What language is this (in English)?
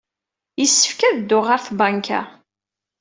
Kabyle